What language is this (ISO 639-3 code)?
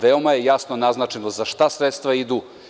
srp